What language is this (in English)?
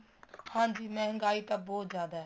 Punjabi